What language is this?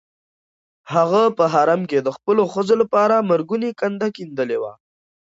Pashto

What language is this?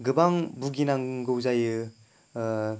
Bodo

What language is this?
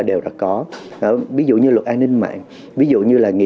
Vietnamese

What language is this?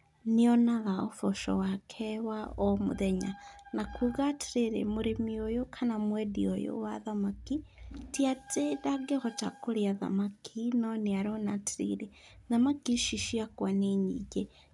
Kikuyu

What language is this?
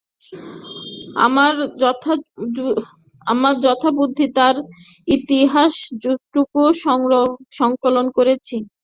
Bangla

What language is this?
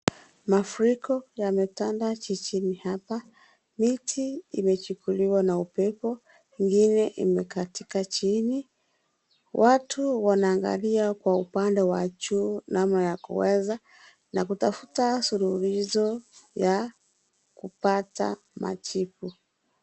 Swahili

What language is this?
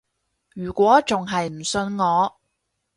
Cantonese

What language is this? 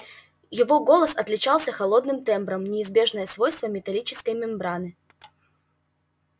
Russian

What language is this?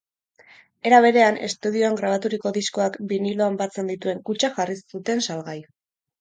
Basque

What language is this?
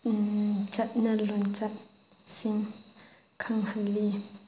Manipuri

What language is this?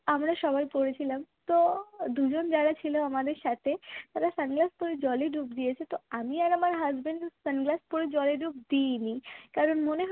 Bangla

